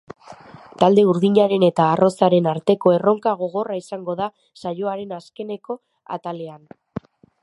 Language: Basque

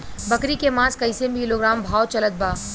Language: Bhojpuri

